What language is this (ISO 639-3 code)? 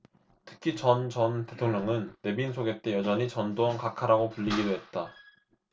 kor